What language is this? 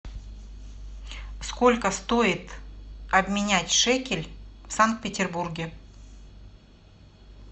Russian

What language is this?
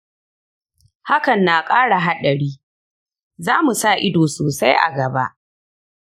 Hausa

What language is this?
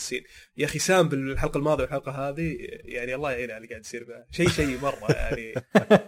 Arabic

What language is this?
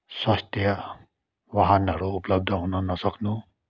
Nepali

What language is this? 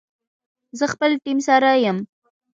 Pashto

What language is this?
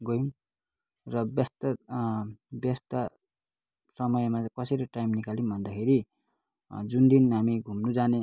Nepali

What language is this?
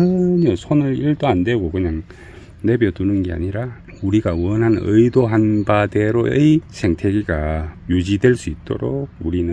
Korean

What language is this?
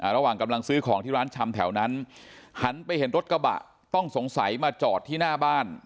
Thai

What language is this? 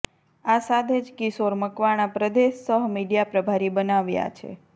Gujarati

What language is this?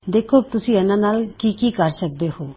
Punjabi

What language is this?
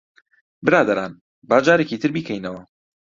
Central Kurdish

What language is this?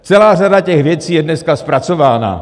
Czech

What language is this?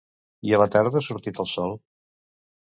Catalan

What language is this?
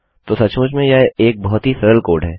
Hindi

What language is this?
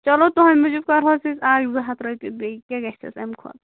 Kashmiri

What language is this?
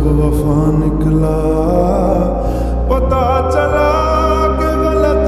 Arabic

